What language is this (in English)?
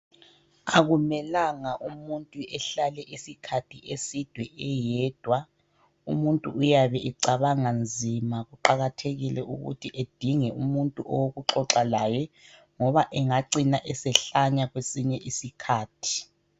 North Ndebele